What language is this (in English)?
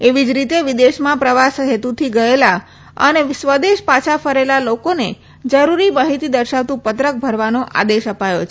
Gujarati